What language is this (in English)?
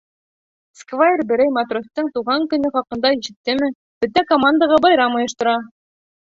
Bashkir